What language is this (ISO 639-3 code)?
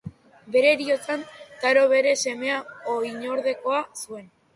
eus